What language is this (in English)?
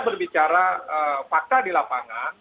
Indonesian